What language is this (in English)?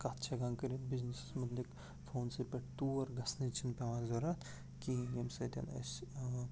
Kashmiri